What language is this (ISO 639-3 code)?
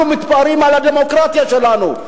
heb